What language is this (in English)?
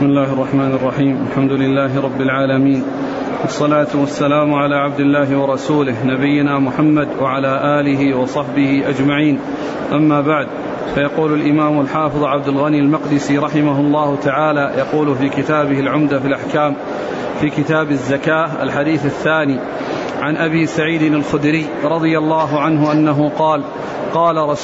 Arabic